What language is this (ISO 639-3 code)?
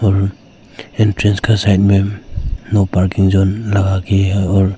hin